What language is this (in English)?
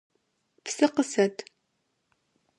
Adyghe